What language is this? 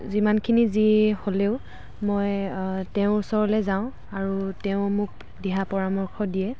Assamese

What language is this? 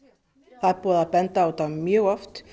Icelandic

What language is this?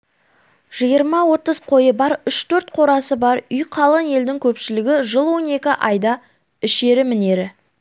Kazakh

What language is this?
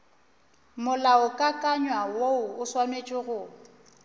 Northern Sotho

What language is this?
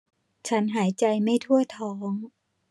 Thai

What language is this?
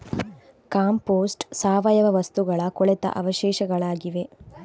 Kannada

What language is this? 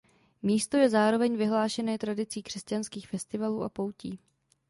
Czech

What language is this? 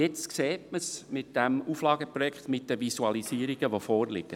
Swiss German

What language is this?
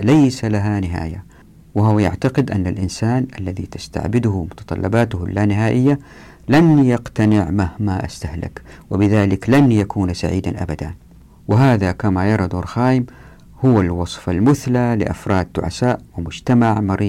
Arabic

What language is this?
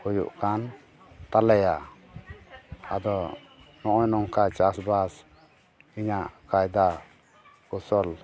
Santali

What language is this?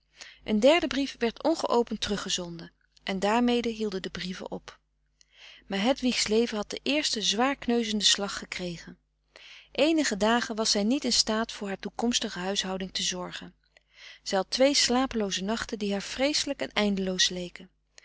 Dutch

